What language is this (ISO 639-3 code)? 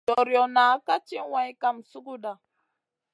mcn